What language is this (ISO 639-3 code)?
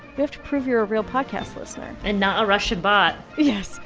eng